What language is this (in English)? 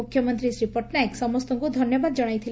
Odia